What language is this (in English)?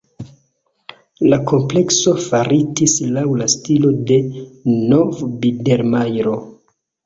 Esperanto